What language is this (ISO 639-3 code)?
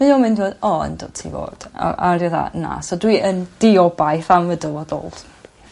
cym